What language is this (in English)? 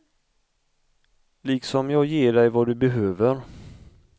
Swedish